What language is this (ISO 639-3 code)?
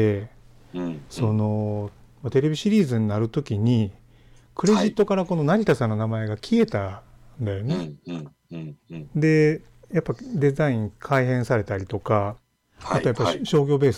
jpn